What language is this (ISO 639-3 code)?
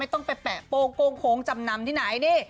tha